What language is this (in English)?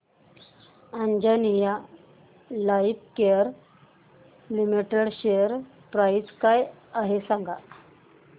Marathi